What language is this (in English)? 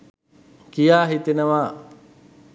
Sinhala